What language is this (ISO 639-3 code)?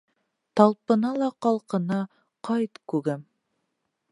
bak